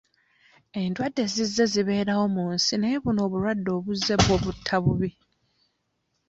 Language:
Ganda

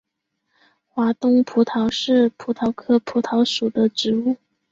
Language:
Chinese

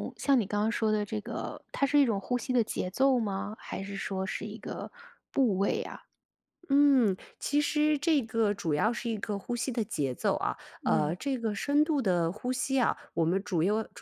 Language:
Chinese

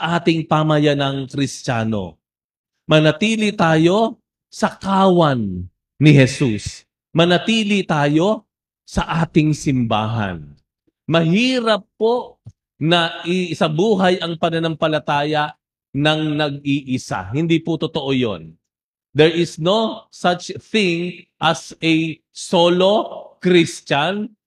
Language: Filipino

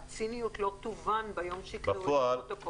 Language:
Hebrew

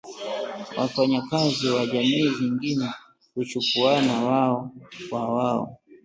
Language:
Swahili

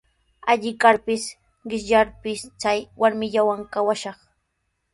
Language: Sihuas Ancash Quechua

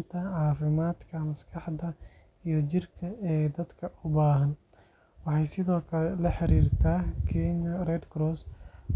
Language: Somali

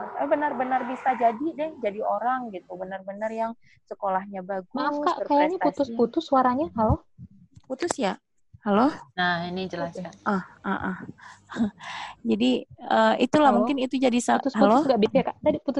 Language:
Indonesian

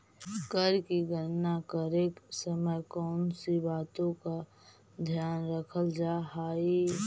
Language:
Magahi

